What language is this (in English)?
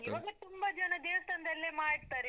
Kannada